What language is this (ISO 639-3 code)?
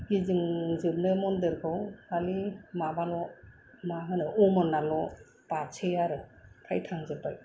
brx